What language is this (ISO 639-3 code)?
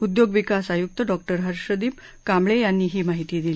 mar